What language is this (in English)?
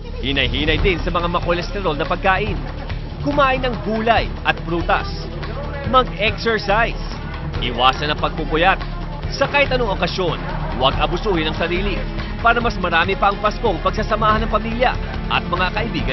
Filipino